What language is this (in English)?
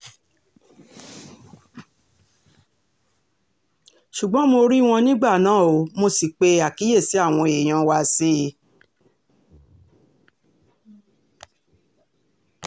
Yoruba